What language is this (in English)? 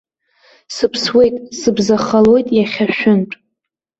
Abkhazian